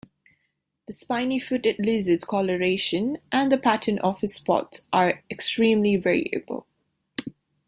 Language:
English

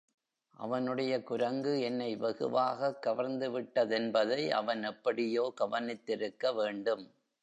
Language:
Tamil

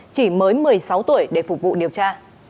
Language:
Vietnamese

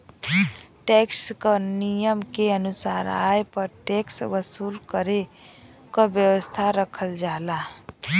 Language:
Bhojpuri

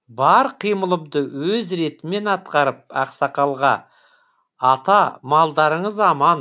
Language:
Kazakh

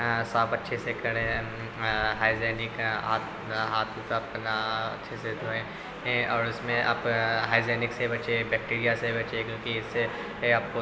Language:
Urdu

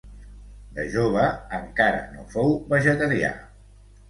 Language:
Catalan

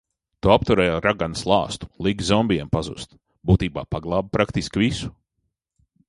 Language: Latvian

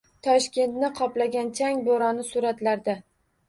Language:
Uzbek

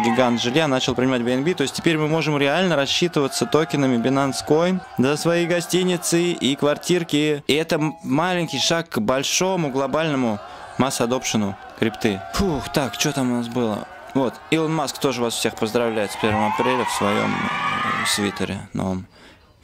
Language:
Russian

